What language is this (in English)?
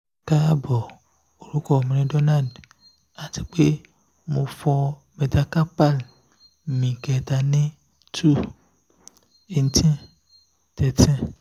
Yoruba